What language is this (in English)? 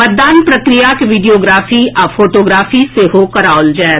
Maithili